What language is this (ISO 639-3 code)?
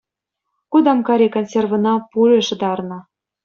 chv